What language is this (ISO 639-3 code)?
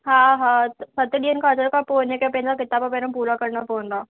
snd